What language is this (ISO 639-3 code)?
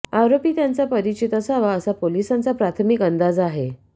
mar